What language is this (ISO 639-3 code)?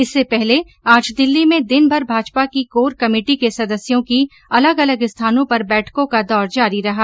hin